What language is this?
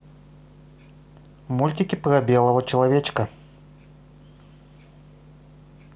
Russian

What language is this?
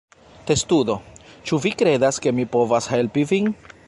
Esperanto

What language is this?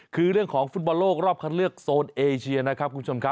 Thai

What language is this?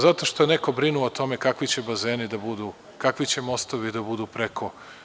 Serbian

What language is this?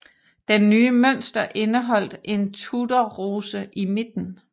Danish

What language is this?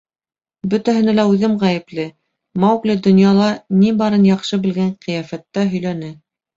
Bashkir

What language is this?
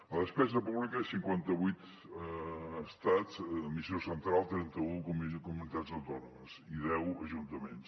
Catalan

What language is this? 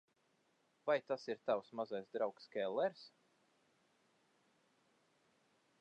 Latvian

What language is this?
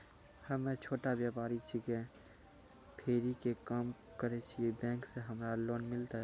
Maithili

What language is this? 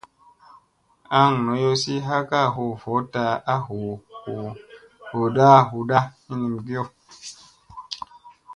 Musey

